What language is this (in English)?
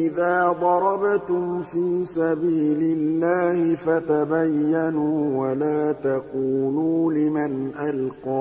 Arabic